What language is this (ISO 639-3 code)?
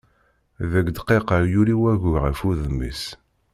kab